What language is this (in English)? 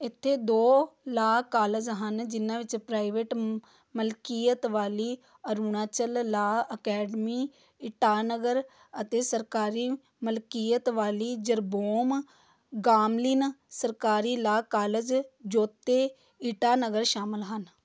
Punjabi